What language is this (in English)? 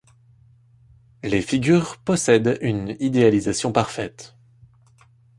French